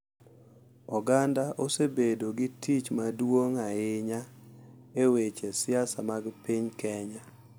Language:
Luo (Kenya and Tanzania)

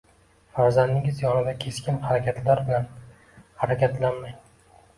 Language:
Uzbek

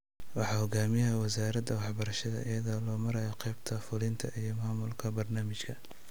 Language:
Somali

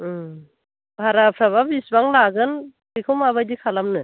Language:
Bodo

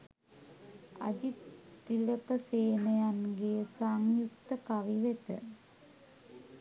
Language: Sinhala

